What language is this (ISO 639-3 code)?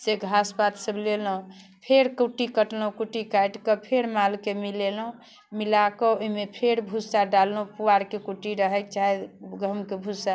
mai